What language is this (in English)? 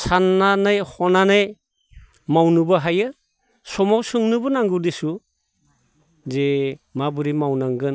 Bodo